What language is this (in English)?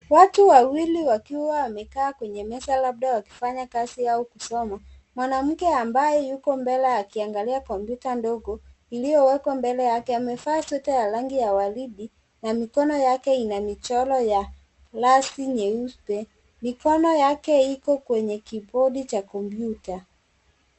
Swahili